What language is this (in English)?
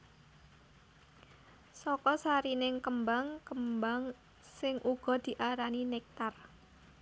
Javanese